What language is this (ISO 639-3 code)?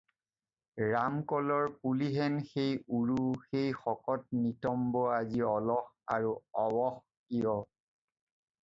asm